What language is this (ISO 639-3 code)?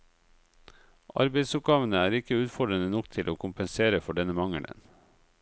nor